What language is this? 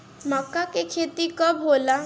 Bhojpuri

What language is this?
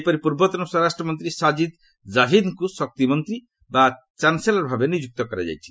Odia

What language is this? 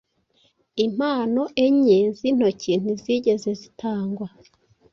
Kinyarwanda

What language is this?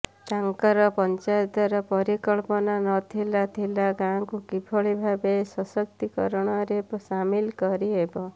Odia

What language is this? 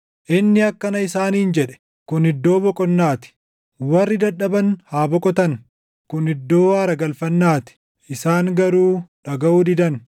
Oromo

